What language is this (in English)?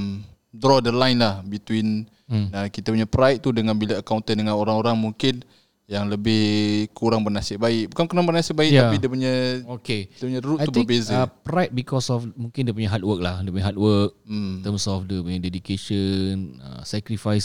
Malay